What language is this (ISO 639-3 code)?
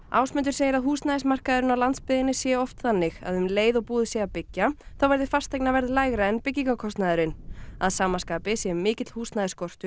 isl